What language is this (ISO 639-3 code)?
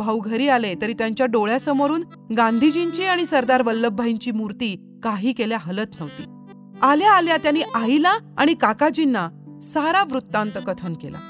mar